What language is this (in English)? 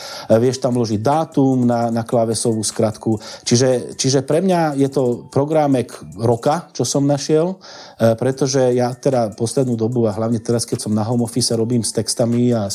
Slovak